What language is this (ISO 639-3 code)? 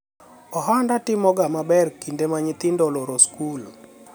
luo